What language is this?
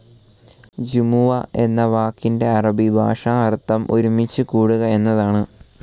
Malayalam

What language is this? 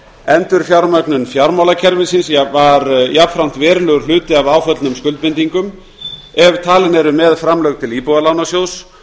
Icelandic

